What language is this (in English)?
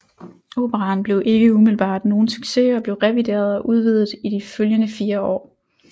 Danish